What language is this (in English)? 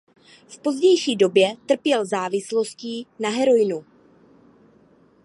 Czech